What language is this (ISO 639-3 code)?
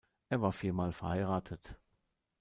deu